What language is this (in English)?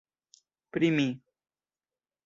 Esperanto